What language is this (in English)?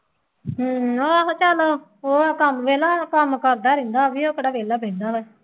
Punjabi